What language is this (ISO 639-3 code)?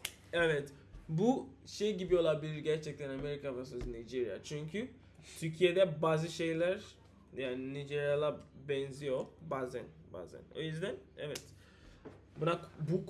tur